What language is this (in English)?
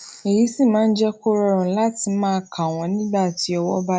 Yoruba